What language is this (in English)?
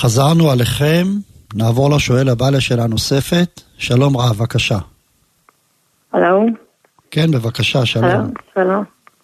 Hebrew